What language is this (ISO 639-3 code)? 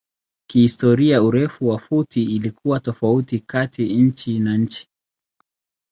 swa